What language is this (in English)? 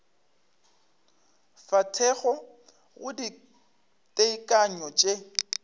Northern Sotho